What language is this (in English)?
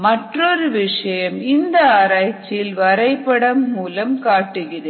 Tamil